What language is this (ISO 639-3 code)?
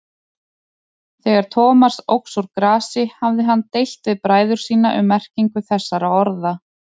isl